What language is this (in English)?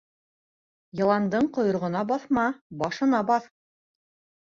Bashkir